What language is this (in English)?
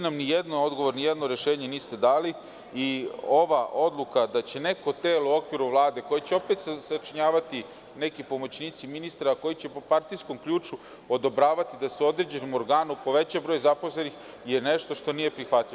Serbian